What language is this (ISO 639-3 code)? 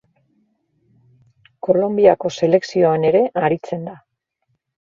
eus